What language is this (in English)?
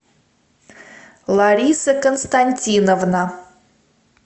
Russian